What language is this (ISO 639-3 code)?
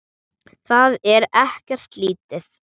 isl